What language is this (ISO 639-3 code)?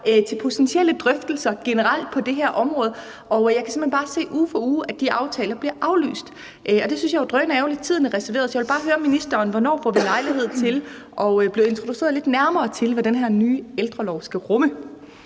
dan